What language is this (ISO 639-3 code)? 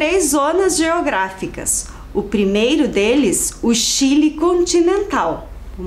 por